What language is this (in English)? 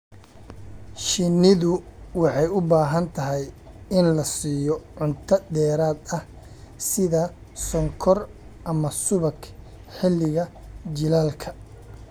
Somali